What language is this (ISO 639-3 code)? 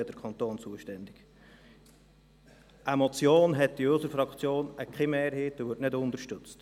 gsw